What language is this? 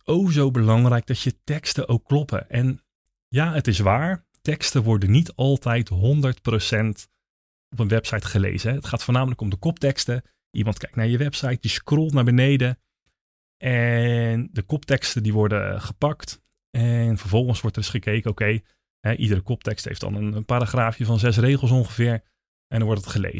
Dutch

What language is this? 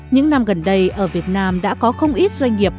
Vietnamese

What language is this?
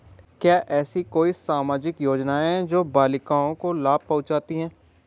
Hindi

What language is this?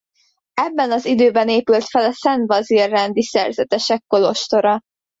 Hungarian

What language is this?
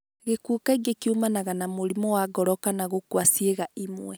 Kikuyu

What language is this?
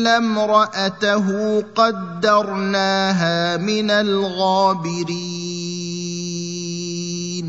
Arabic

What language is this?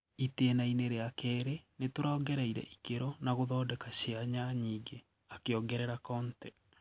Kikuyu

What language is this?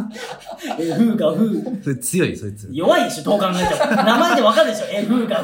Japanese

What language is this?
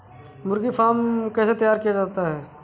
Hindi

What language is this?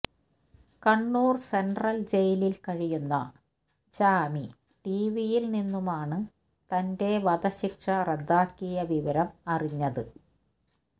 Malayalam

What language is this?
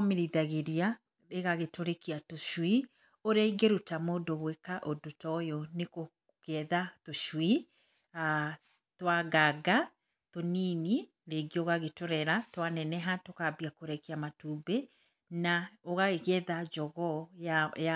Kikuyu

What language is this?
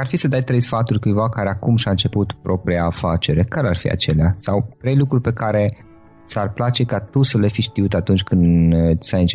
Romanian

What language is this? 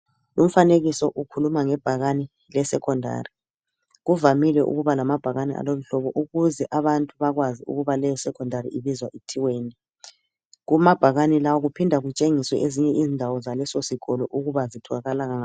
North Ndebele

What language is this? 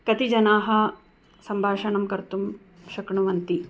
Sanskrit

